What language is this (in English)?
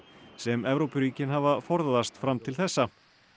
Icelandic